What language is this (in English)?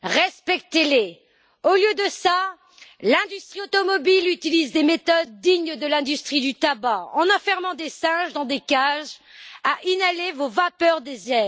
French